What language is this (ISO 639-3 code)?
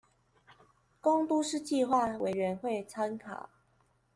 zho